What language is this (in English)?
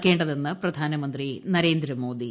Malayalam